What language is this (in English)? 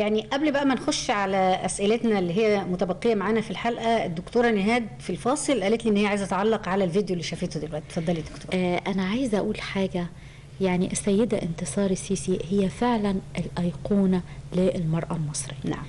Arabic